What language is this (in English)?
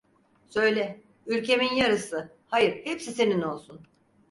Turkish